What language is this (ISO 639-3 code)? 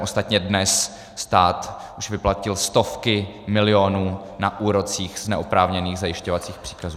ces